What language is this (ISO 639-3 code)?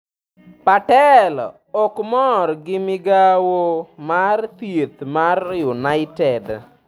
luo